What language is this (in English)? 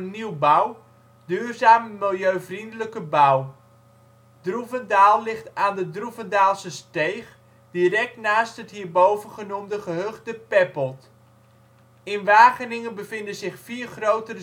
Dutch